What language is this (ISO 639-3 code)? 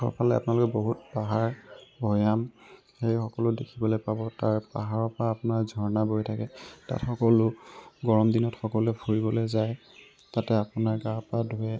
asm